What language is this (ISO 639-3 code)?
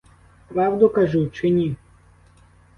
ukr